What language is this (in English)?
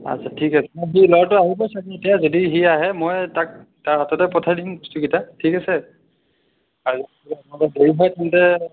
Assamese